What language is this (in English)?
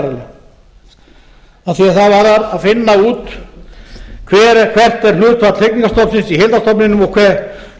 Icelandic